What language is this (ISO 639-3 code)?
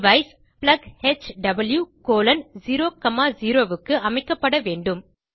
tam